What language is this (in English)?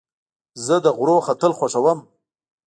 Pashto